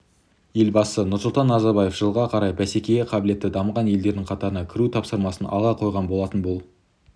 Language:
Kazakh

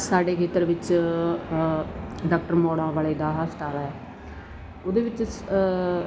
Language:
Punjabi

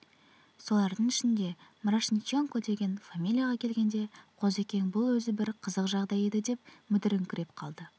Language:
Kazakh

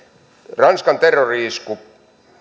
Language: Finnish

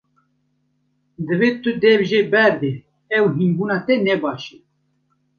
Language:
Kurdish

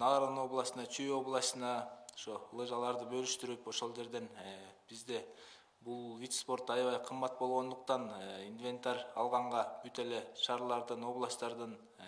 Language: Russian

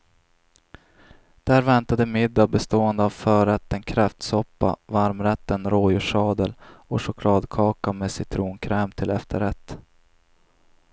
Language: Swedish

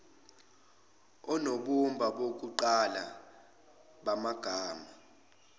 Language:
Zulu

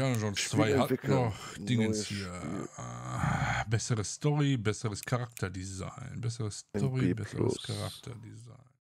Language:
German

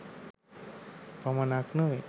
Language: Sinhala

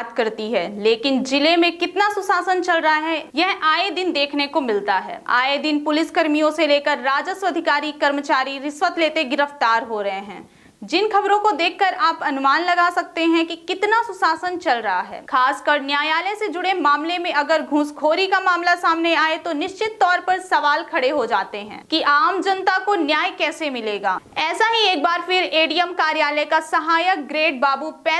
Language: Hindi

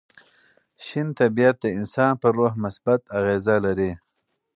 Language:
Pashto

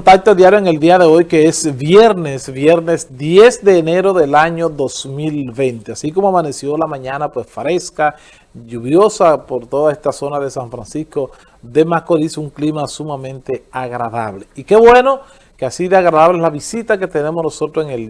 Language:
Spanish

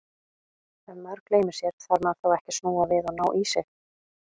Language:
Icelandic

